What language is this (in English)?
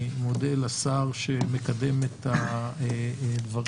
Hebrew